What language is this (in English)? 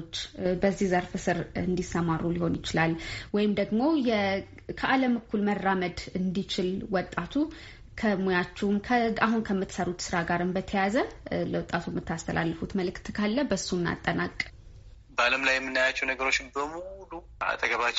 Amharic